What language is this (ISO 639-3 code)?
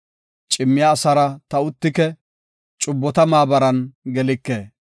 gof